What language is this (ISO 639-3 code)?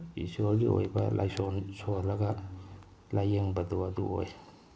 mni